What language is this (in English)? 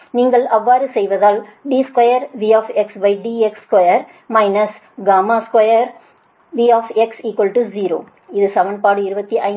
Tamil